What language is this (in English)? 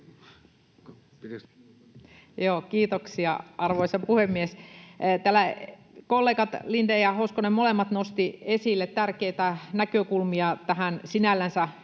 Finnish